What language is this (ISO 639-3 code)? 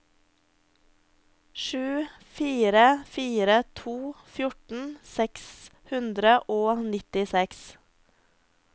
nor